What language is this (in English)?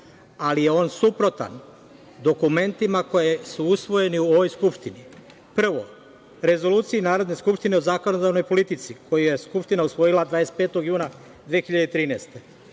Serbian